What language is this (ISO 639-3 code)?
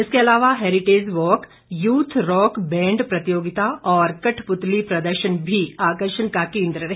hin